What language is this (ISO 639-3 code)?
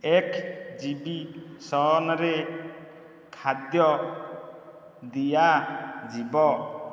ori